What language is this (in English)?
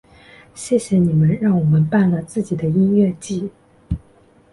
Chinese